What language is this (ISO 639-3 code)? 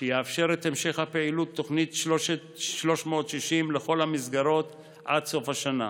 heb